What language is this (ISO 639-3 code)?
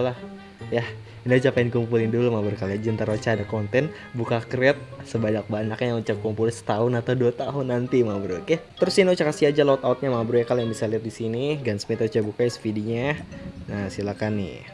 ind